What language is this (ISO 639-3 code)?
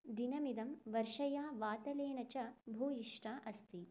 san